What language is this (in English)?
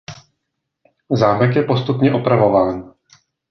Czech